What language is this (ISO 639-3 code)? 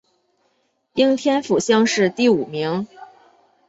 zho